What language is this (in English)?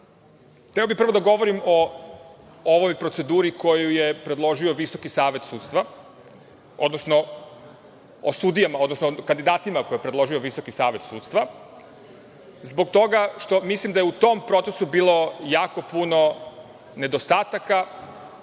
Serbian